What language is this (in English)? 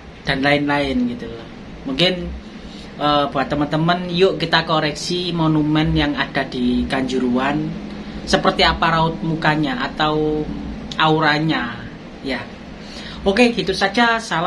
Indonesian